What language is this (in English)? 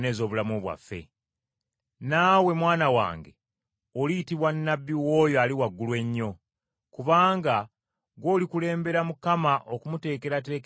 Ganda